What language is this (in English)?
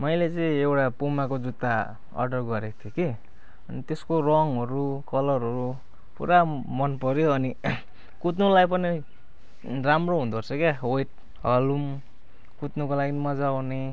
Nepali